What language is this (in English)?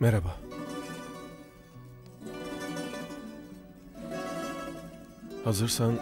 Turkish